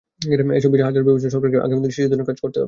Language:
Bangla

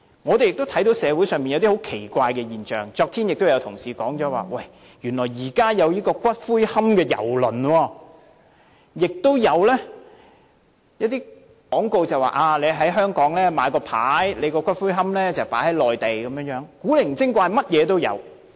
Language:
Cantonese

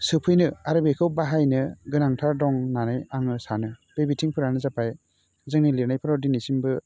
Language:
Bodo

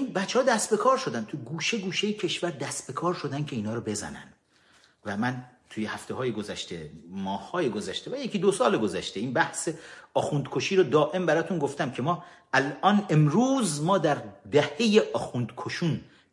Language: Persian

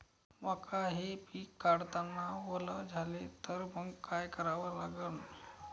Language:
Marathi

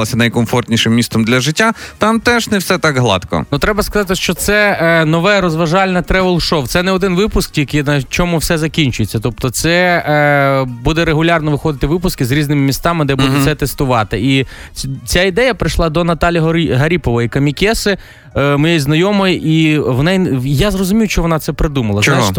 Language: Ukrainian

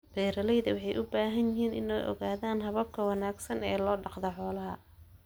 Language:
Somali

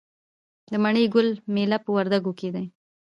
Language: Pashto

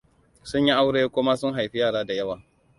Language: Hausa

